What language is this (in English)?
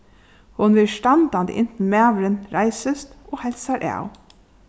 Faroese